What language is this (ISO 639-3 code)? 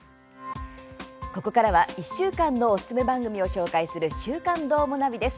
jpn